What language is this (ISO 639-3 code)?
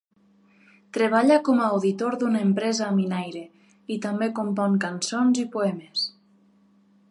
cat